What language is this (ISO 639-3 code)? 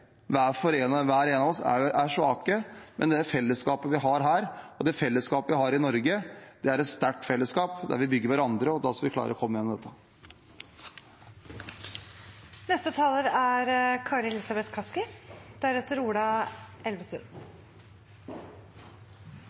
nob